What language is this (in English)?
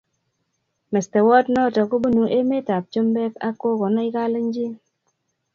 Kalenjin